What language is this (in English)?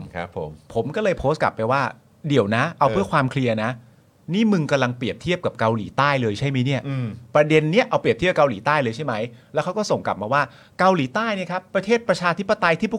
Thai